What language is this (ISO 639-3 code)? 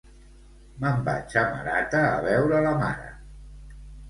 cat